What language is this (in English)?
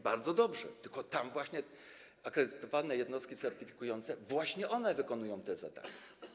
Polish